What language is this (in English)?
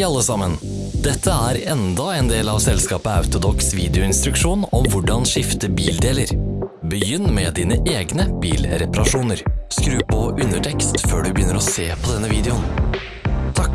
Norwegian